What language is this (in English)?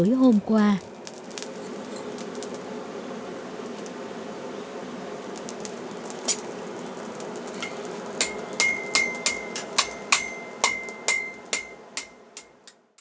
Vietnamese